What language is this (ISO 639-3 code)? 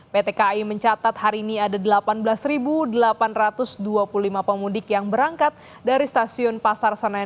ind